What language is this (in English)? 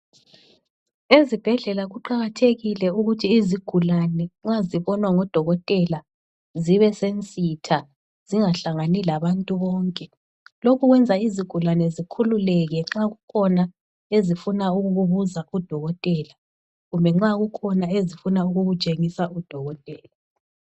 North Ndebele